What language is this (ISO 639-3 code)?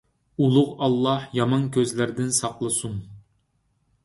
uig